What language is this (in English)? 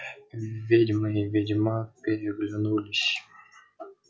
Russian